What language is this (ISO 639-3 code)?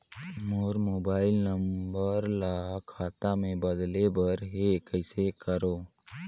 hne